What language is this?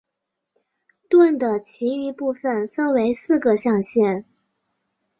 Chinese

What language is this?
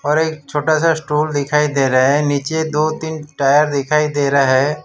Hindi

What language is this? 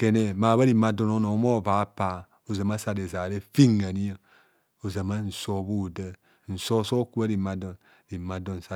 Kohumono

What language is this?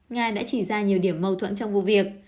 Vietnamese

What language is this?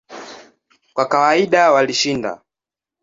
Swahili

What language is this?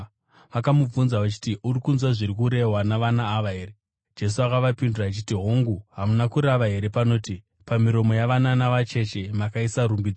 Shona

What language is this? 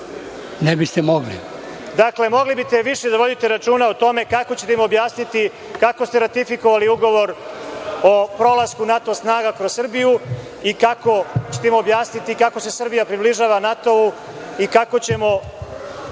Serbian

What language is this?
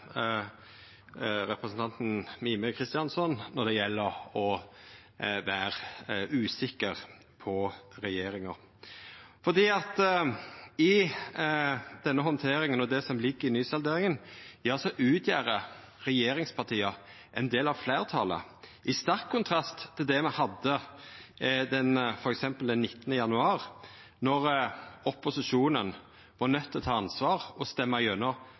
Norwegian Nynorsk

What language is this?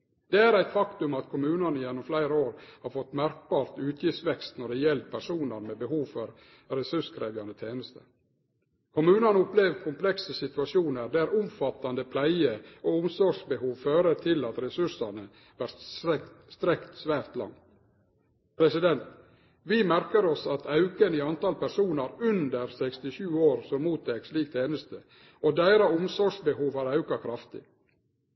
Norwegian Nynorsk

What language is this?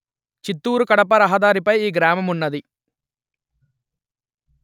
Telugu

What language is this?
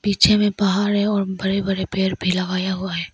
Hindi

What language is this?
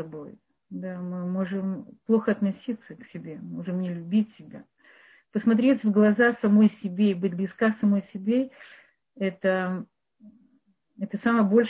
Russian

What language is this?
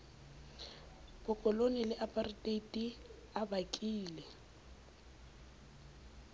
Southern Sotho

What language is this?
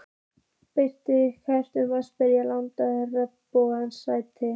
Icelandic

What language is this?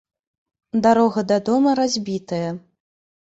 Belarusian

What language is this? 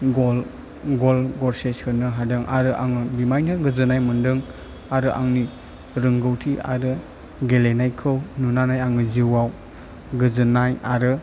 Bodo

